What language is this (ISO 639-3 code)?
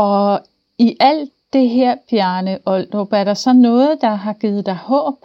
dan